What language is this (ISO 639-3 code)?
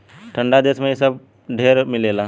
bho